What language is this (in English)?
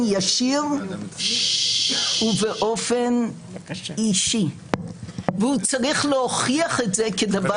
Hebrew